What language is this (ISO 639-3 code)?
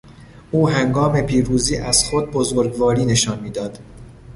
fas